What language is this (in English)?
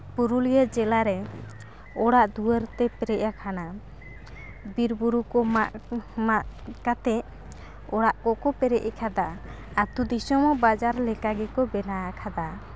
Santali